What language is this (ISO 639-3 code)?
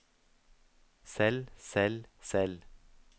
nor